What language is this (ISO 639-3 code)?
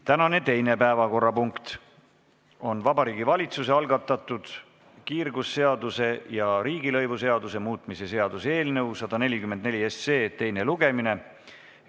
est